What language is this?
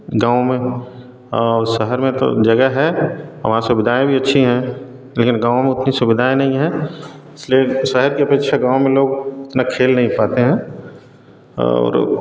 Hindi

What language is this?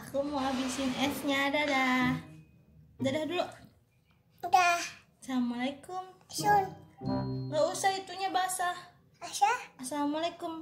Indonesian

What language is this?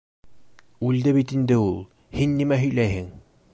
Bashkir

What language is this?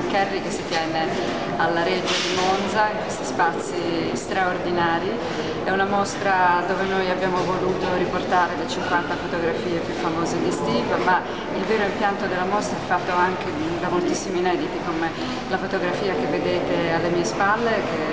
Italian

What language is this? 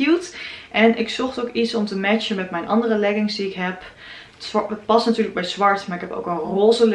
Dutch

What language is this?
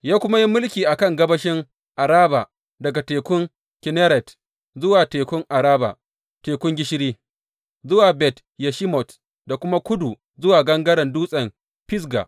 Hausa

